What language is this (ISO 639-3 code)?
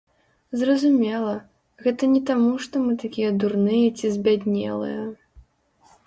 bel